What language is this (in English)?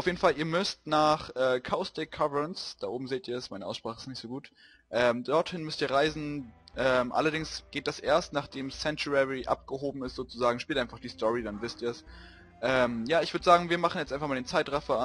German